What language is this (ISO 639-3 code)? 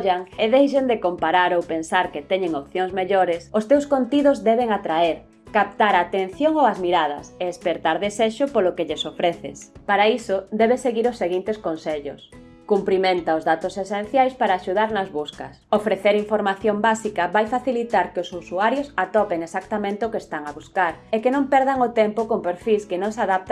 glg